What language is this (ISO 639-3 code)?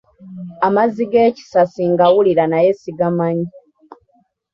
lug